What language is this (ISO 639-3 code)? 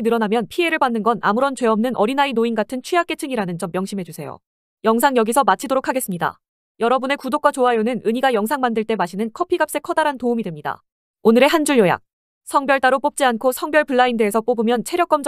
kor